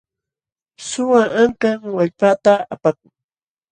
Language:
Jauja Wanca Quechua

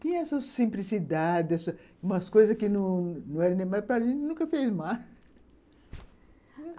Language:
Portuguese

